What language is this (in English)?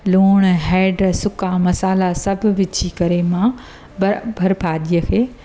Sindhi